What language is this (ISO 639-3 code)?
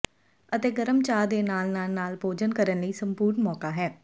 pan